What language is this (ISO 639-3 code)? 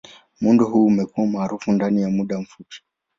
swa